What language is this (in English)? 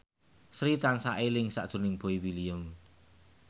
Javanese